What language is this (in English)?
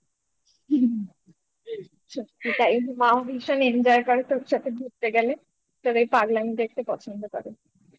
Bangla